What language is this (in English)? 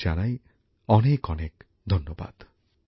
Bangla